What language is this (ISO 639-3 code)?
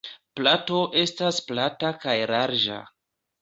epo